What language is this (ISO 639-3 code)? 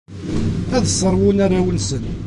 kab